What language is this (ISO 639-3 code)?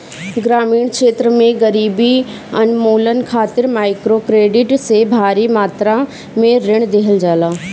bho